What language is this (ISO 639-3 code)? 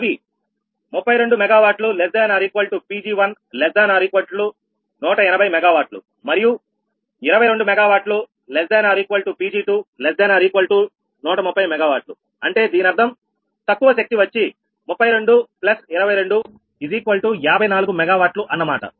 tel